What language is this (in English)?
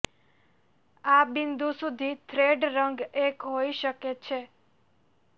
Gujarati